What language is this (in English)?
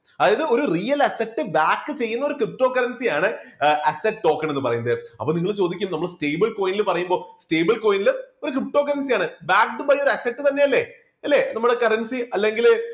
Malayalam